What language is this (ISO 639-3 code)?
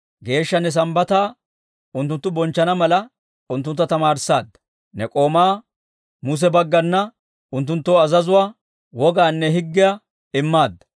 dwr